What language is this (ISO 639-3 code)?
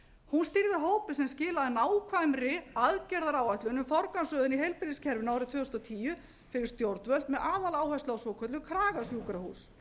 isl